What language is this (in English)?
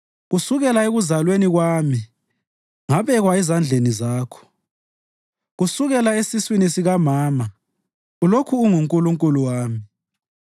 North Ndebele